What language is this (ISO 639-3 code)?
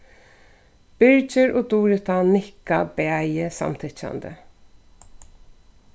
fao